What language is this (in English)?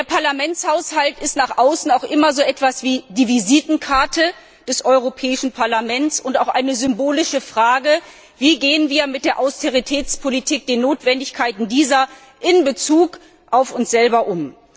German